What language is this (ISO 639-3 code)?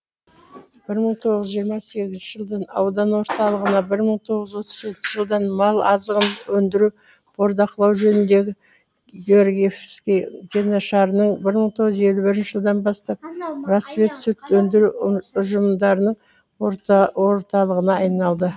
kaz